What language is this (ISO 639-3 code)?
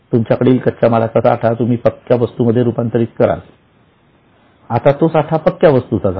mar